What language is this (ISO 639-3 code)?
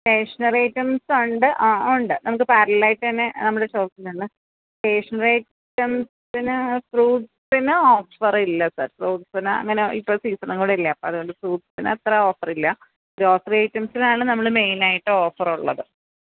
mal